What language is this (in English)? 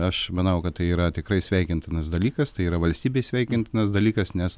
Lithuanian